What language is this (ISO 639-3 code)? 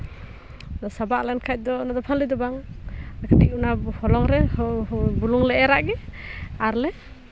sat